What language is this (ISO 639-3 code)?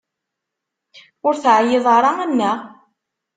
kab